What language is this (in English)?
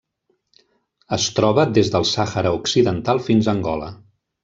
Catalan